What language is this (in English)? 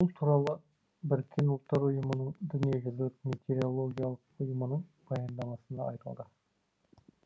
Kazakh